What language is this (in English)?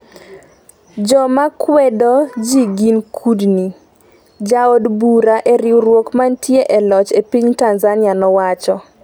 Luo (Kenya and Tanzania)